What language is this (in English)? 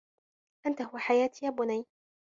Arabic